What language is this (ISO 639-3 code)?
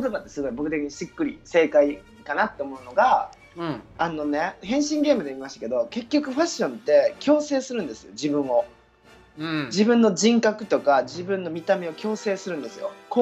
jpn